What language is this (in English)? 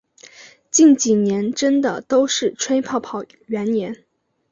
Chinese